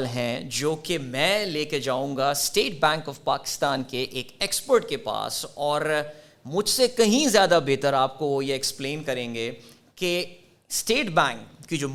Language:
Urdu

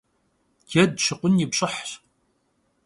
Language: Kabardian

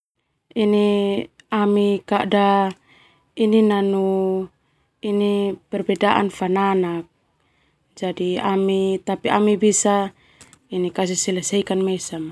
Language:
Termanu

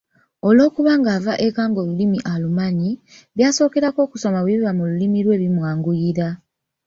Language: Ganda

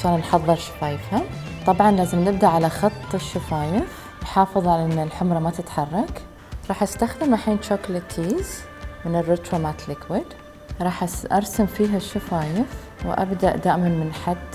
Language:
Arabic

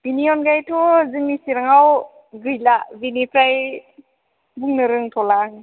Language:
Bodo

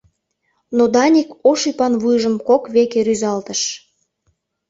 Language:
Mari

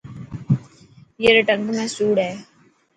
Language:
Dhatki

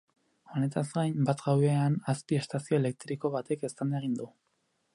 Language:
Basque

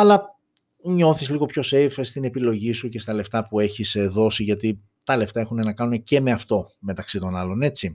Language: Greek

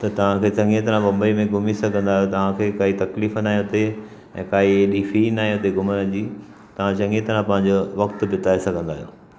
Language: Sindhi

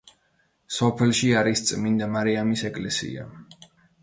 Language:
Georgian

